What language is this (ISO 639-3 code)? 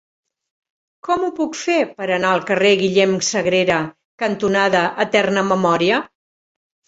cat